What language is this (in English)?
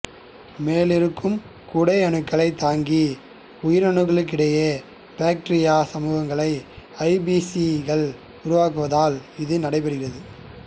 Tamil